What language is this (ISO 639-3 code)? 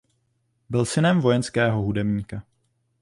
ces